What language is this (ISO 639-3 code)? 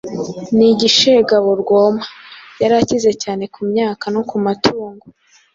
kin